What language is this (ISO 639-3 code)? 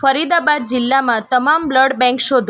guj